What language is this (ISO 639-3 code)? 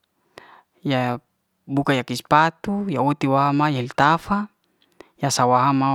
ste